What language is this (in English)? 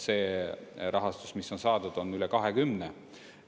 Estonian